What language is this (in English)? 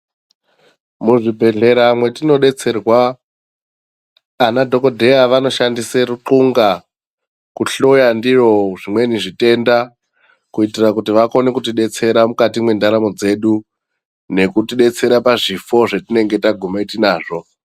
Ndau